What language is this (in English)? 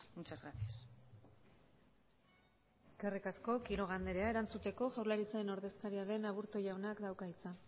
Basque